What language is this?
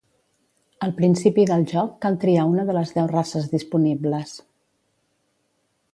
Catalan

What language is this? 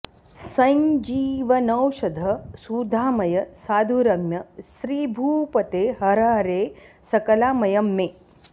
Sanskrit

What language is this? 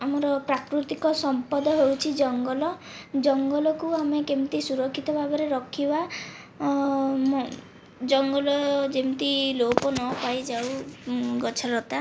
Odia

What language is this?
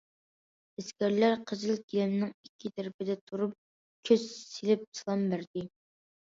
Uyghur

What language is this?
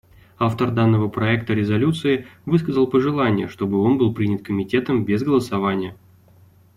Russian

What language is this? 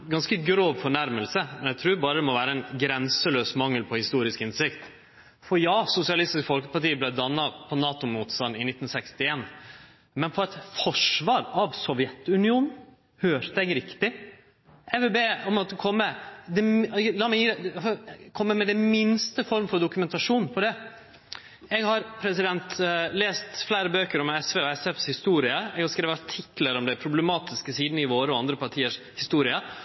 Norwegian Nynorsk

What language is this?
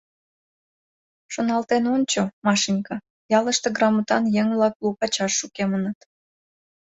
Mari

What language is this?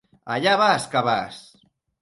Catalan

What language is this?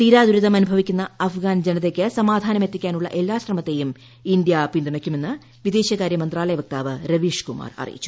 Malayalam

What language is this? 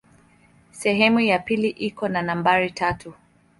Swahili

